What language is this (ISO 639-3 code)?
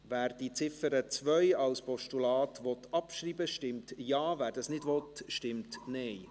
gsw